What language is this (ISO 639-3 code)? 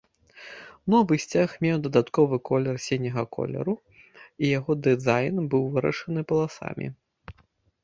bel